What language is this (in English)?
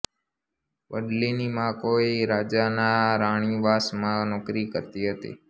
Gujarati